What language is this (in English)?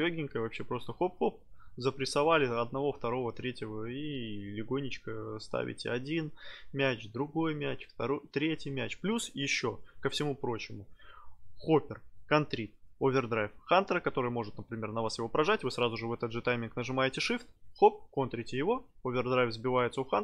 Russian